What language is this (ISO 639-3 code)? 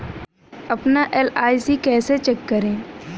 hin